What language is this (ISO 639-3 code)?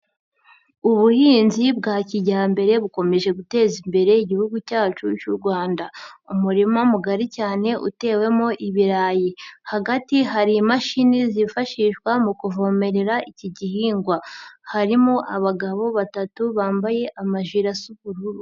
kin